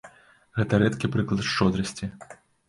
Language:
Belarusian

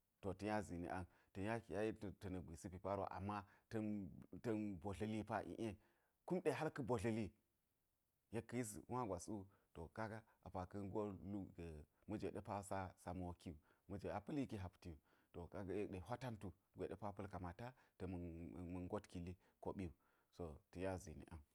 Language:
Geji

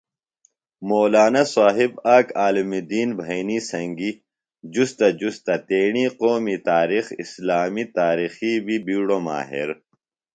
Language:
Phalura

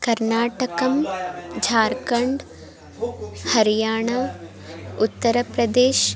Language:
Sanskrit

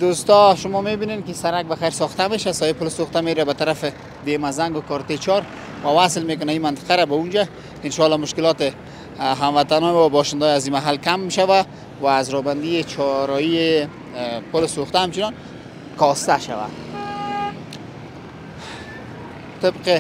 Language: Persian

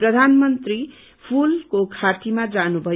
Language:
Nepali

